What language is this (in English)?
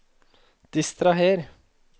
Norwegian